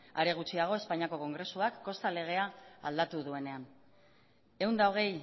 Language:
Basque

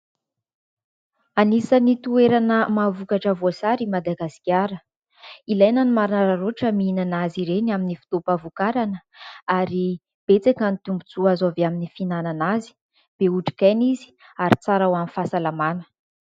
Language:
Malagasy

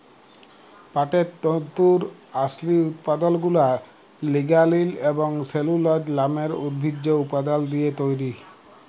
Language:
Bangla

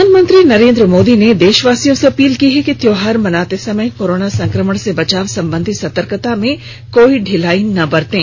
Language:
Hindi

